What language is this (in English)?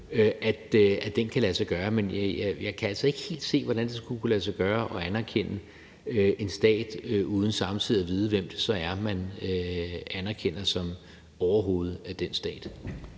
Danish